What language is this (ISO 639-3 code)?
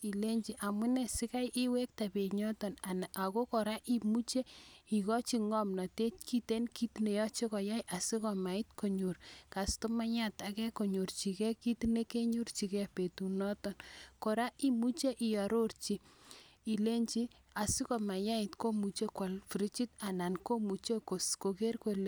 kln